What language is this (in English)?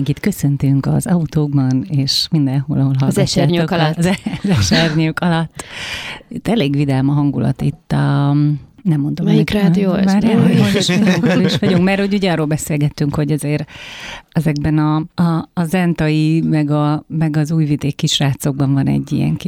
Hungarian